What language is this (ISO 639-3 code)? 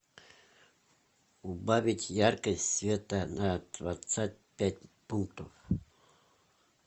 rus